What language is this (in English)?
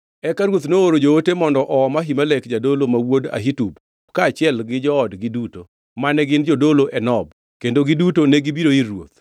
Luo (Kenya and Tanzania)